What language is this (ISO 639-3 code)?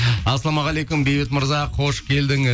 kaz